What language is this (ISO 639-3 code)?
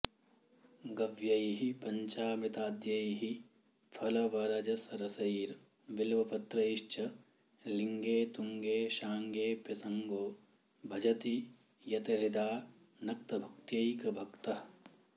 san